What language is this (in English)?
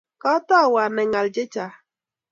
Kalenjin